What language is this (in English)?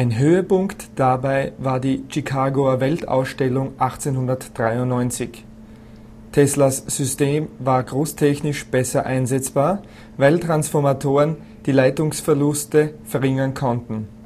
German